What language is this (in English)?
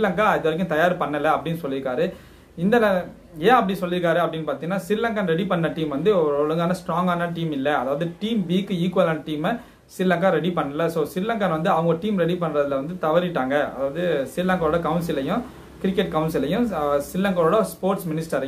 Indonesian